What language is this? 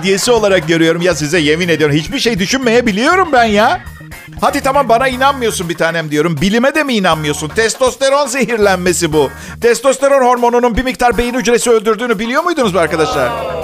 Turkish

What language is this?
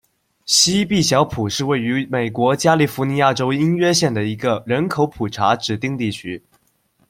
Chinese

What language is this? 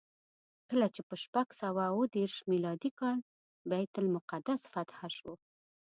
Pashto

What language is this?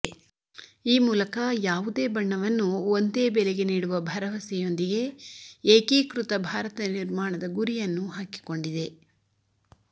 Kannada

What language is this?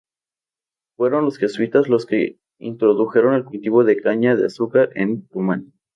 Spanish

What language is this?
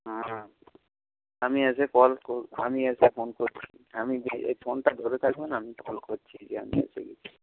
Bangla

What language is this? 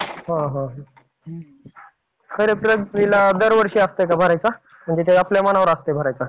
Marathi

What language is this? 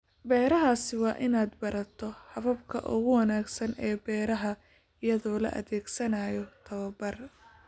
Somali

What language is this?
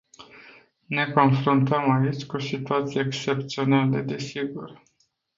Romanian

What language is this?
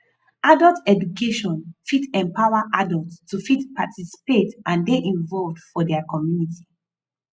Nigerian Pidgin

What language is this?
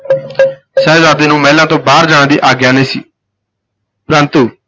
Punjabi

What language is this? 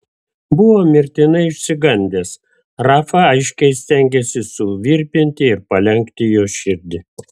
Lithuanian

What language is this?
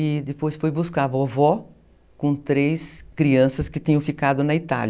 Portuguese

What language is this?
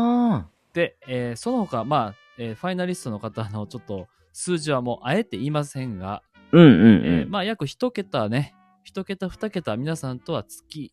Japanese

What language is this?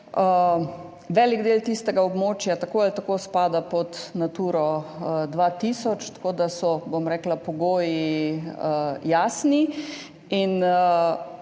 Slovenian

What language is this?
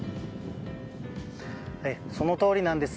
Japanese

